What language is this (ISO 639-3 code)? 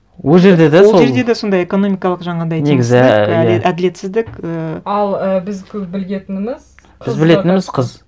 kaz